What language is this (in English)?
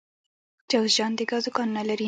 Pashto